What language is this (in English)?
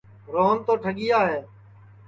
Sansi